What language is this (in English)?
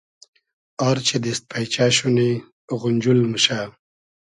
Hazaragi